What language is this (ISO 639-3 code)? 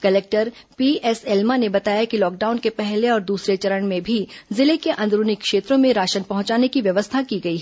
hin